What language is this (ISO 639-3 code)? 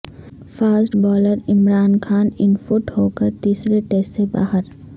urd